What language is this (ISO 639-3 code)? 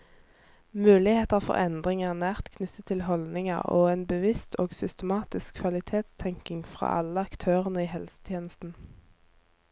nor